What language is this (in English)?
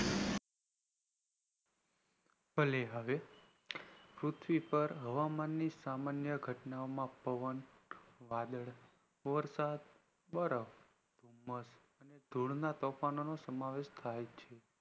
Gujarati